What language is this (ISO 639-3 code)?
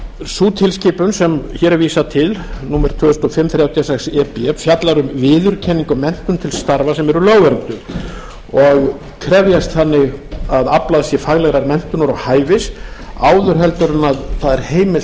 isl